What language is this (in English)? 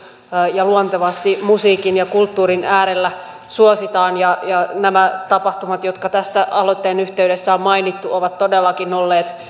Finnish